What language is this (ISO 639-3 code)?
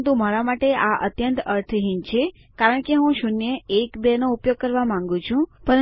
guj